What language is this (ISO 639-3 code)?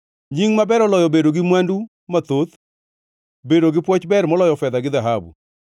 luo